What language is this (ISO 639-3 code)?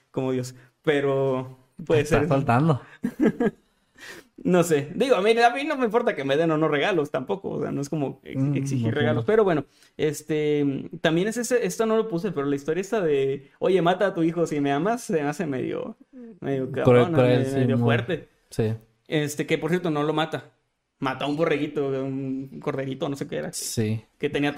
spa